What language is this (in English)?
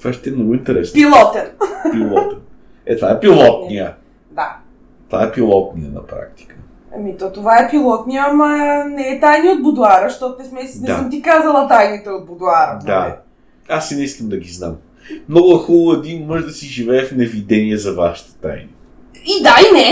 Bulgarian